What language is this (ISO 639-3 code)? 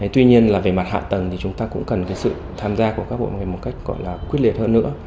vie